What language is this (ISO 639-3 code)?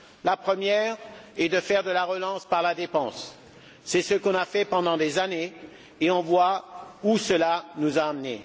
fra